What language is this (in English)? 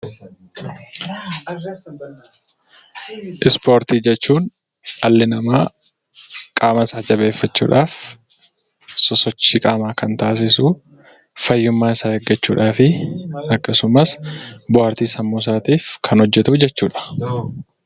Oromo